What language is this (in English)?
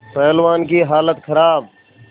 Hindi